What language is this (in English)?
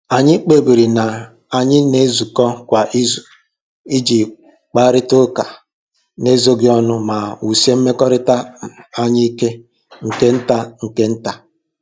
Igbo